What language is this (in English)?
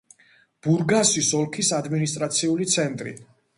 Georgian